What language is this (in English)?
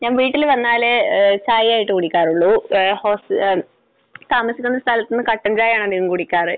Malayalam